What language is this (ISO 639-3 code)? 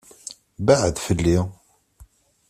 kab